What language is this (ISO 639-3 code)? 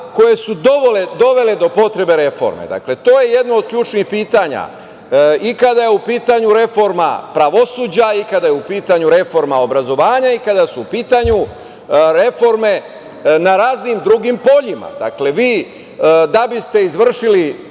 srp